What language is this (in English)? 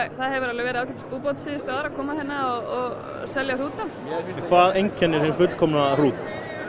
Icelandic